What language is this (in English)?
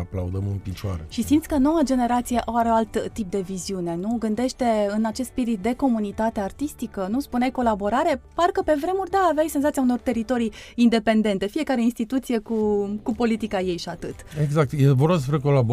Romanian